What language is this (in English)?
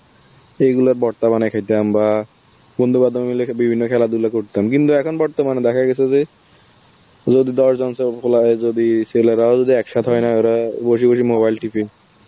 Bangla